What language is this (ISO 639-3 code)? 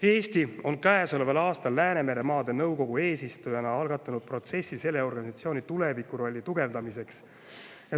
est